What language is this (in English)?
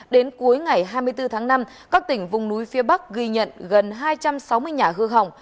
Vietnamese